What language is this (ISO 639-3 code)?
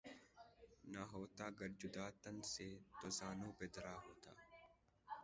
urd